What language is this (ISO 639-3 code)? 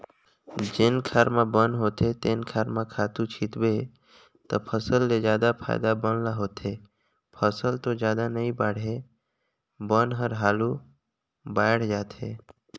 hne